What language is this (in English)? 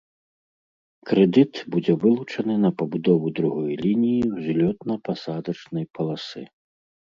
Belarusian